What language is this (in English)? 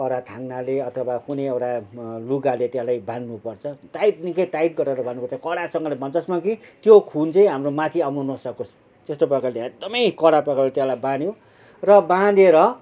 Nepali